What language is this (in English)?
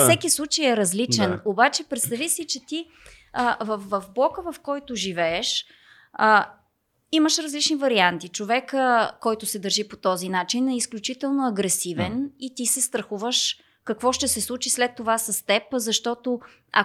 Bulgarian